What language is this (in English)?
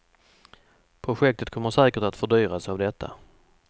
Swedish